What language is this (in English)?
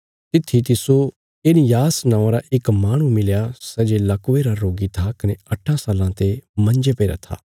Bilaspuri